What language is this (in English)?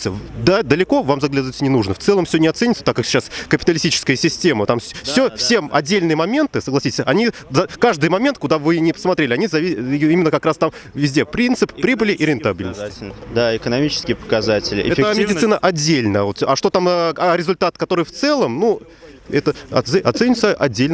Russian